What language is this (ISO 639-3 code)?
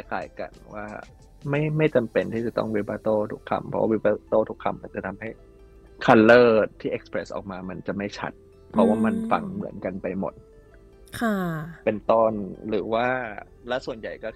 tha